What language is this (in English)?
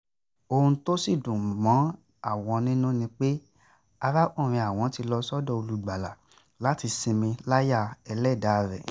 Yoruba